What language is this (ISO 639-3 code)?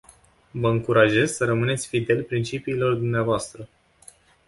ron